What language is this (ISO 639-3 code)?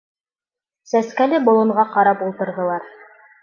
bak